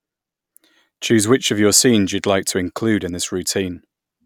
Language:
English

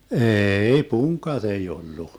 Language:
Finnish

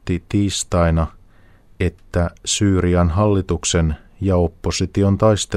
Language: Finnish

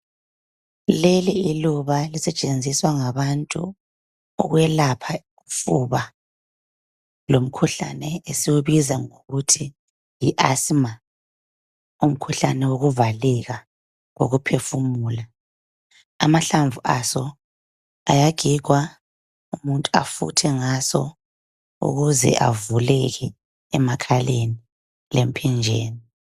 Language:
North Ndebele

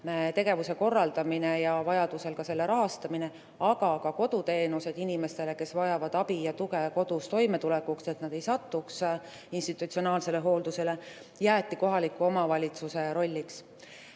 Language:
Estonian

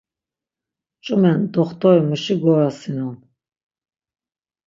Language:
Laz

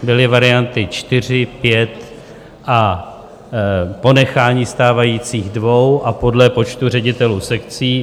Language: Czech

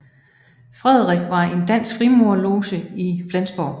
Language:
Danish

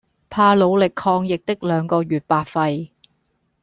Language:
Cantonese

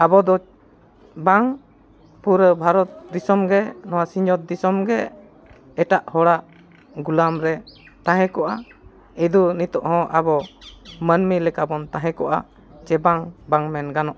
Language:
Santali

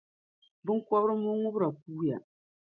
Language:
Dagbani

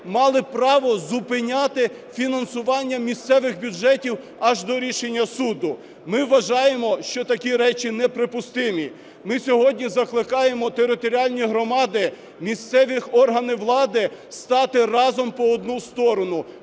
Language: Ukrainian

